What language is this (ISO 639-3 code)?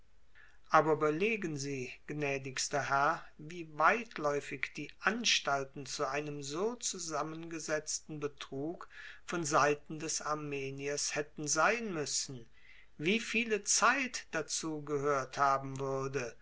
deu